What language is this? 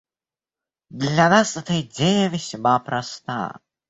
Russian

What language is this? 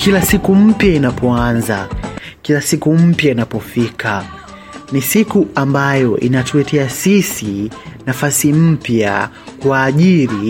Swahili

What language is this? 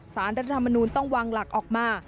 Thai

